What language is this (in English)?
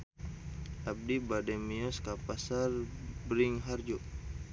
Sundanese